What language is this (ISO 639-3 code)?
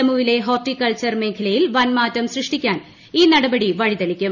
mal